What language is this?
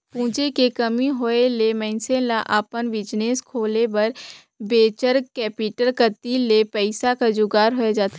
Chhattisgarhi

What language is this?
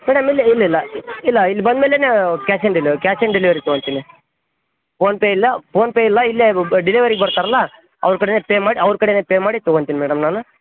Kannada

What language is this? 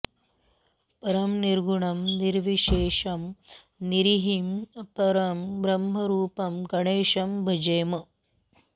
Sanskrit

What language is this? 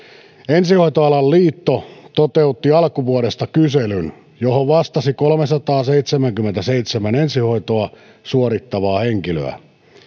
Finnish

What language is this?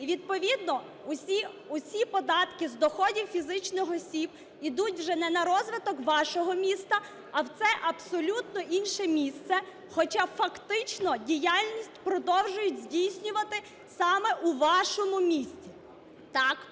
Ukrainian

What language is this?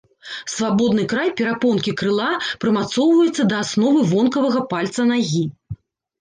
Belarusian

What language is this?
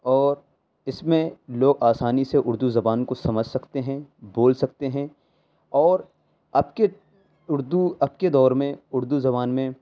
Urdu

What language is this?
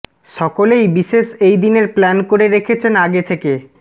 Bangla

